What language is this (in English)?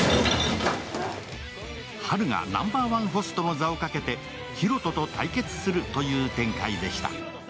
Japanese